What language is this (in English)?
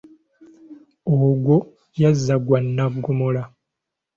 Ganda